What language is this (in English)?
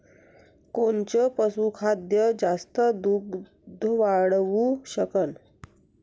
Marathi